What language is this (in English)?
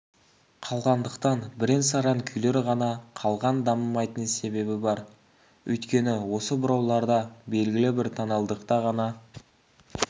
Kazakh